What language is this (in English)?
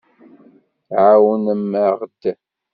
Kabyle